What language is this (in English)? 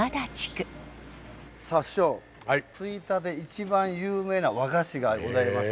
Japanese